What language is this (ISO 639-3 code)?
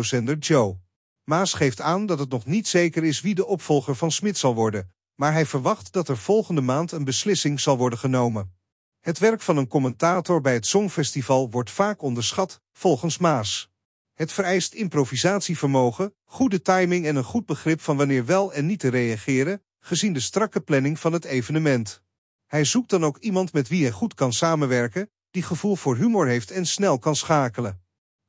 nld